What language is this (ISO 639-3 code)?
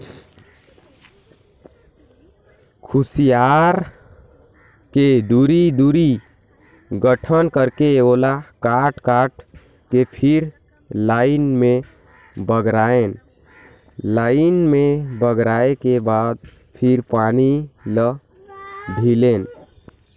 hne